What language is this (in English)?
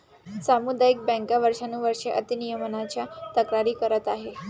Marathi